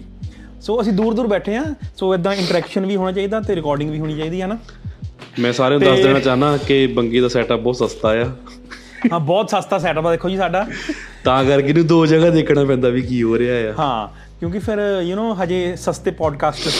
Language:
Punjabi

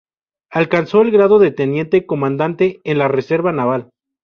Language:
Spanish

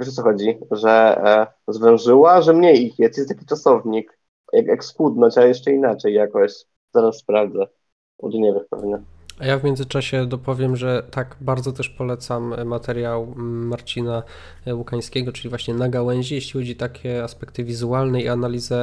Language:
Polish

